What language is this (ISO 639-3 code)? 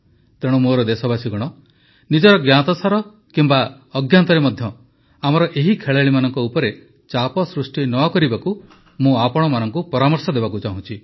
ori